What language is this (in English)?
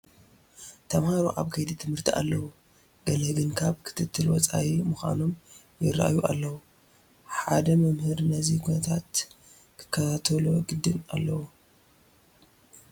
Tigrinya